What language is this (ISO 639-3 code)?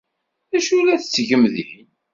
kab